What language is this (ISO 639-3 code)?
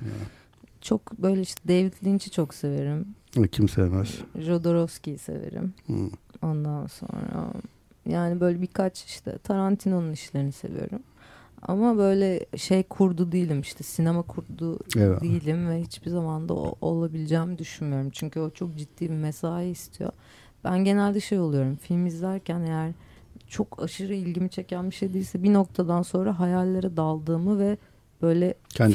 tur